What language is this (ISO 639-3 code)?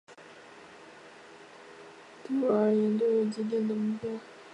zho